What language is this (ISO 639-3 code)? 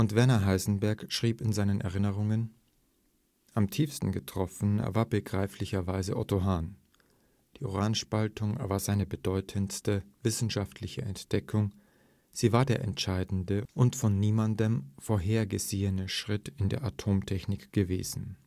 deu